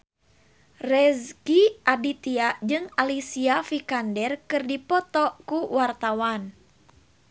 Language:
Sundanese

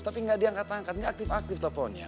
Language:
Indonesian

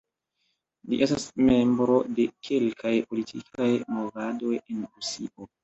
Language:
Esperanto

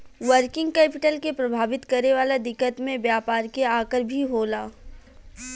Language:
Bhojpuri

